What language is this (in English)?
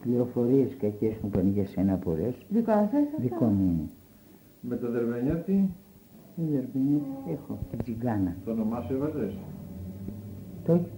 Greek